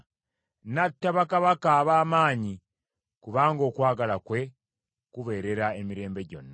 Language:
Ganda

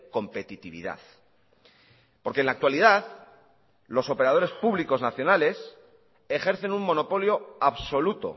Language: Spanish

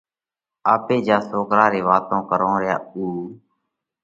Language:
Parkari Koli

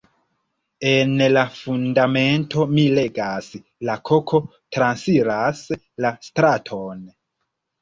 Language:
Esperanto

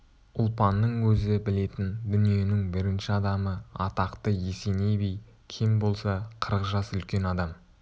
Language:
Kazakh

